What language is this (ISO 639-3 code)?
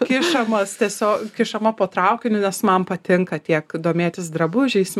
lit